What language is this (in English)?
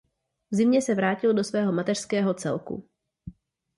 Czech